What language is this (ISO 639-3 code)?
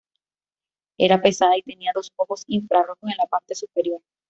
spa